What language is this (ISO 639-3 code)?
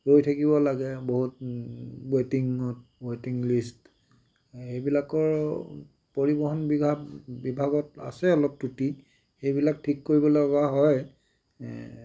asm